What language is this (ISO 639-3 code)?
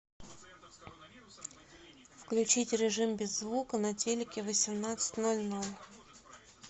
rus